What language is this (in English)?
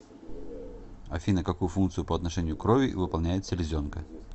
Russian